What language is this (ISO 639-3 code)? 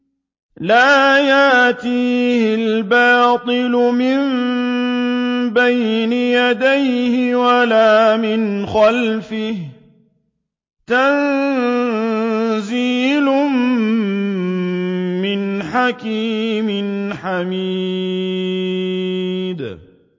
ara